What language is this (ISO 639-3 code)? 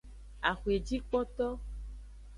ajg